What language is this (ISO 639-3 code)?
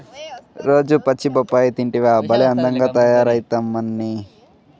tel